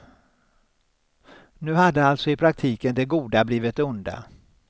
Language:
Swedish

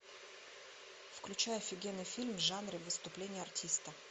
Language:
Russian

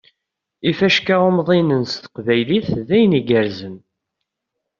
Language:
Kabyle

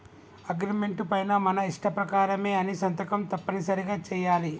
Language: Telugu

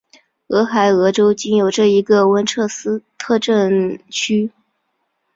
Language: Chinese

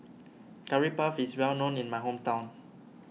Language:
English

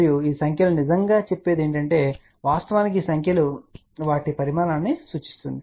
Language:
Telugu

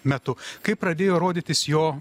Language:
Lithuanian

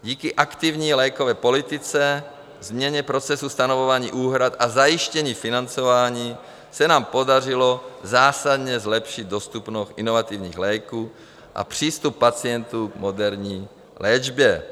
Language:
Czech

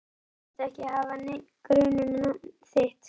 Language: Icelandic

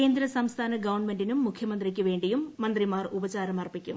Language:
Malayalam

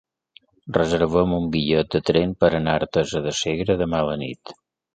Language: Catalan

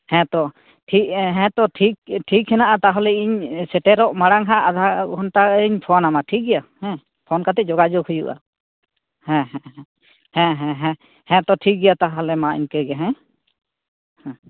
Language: Santali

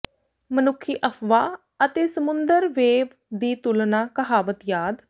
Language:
Punjabi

